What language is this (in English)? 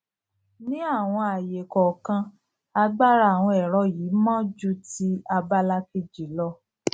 Yoruba